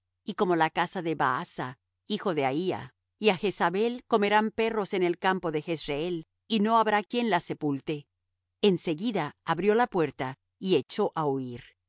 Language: Spanish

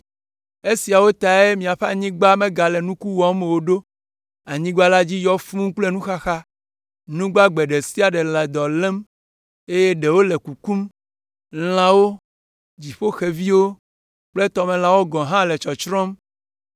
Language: Ewe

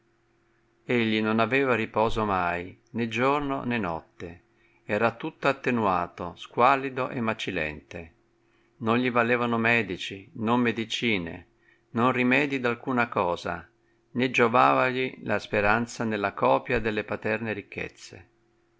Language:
Italian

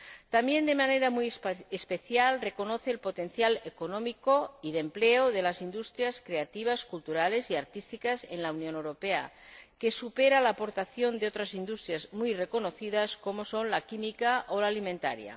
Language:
Spanish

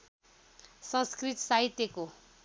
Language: Nepali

